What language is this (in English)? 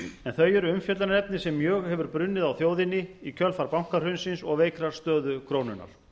Icelandic